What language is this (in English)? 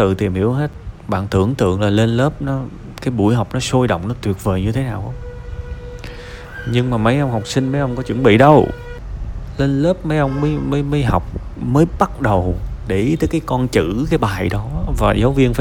Vietnamese